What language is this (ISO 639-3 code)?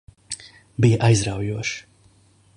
lav